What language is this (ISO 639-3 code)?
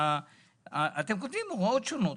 heb